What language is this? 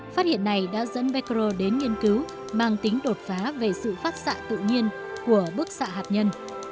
Vietnamese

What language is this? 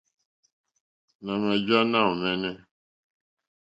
Mokpwe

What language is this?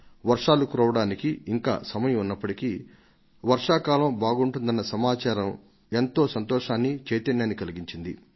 Telugu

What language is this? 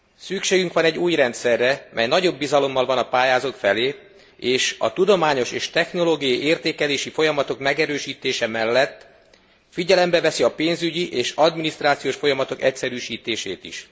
Hungarian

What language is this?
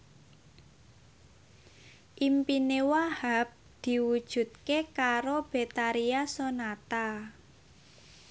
Javanese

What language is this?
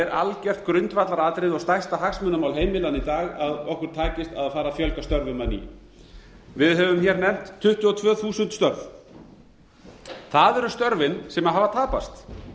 Icelandic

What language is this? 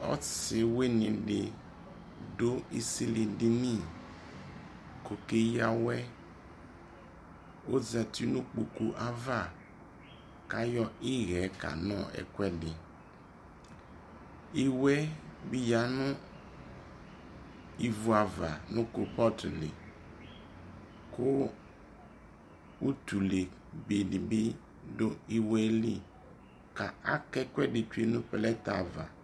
Ikposo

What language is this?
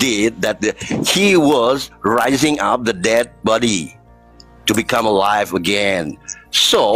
Indonesian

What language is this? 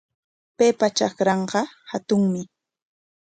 Corongo Ancash Quechua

